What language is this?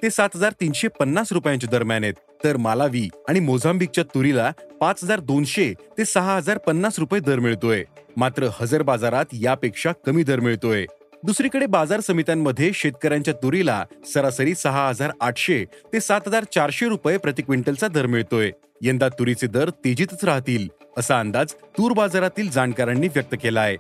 Marathi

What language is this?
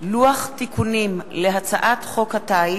Hebrew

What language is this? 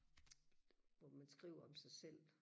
Danish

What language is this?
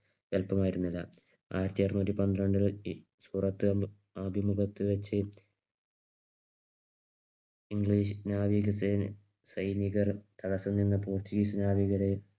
Malayalam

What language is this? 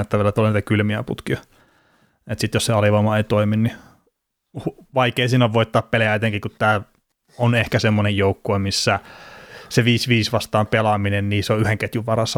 Finnish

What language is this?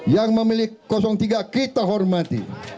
Indonesian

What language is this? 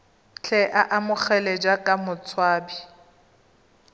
Tswana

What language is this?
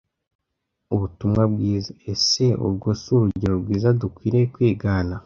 Kinyarwanda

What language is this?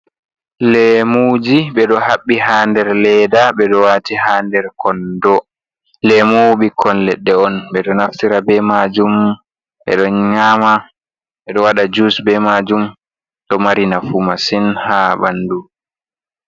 Fula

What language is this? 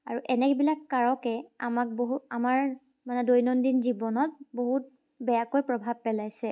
Assamese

